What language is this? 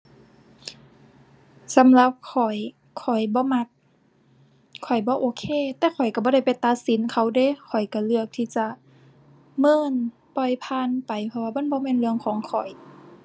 Thai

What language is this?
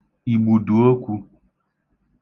Igbo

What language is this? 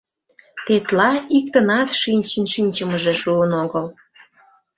Mari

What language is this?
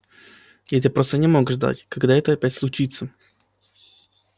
Russian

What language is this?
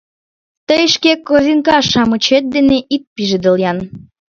Mari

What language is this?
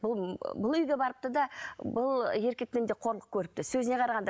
Kazakh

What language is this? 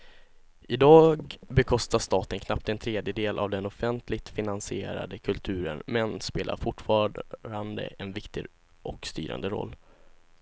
Swedish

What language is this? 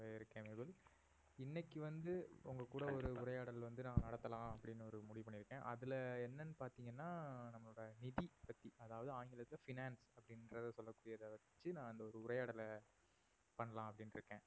Tamil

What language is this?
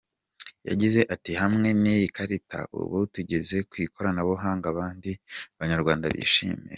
Kinyarwanda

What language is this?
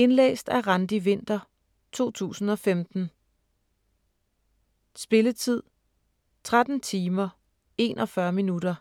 Danish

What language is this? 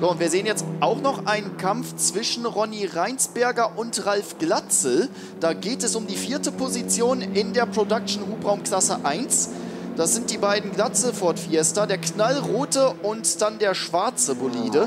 German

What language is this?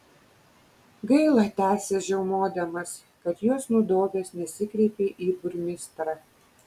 Lithuanian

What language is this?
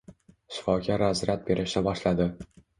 Uzbek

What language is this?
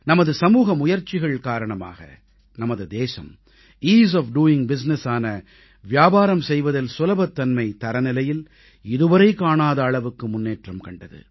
Tamil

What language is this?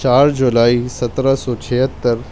Urdu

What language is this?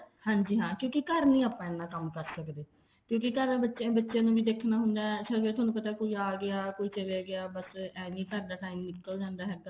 Punjabi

